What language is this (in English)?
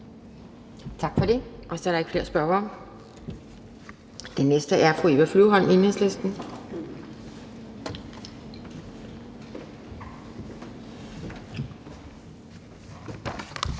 Danish